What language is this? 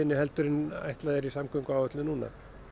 Icelandic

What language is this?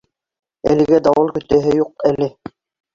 Bashkir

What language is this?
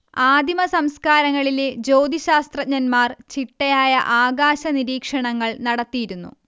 Malayalam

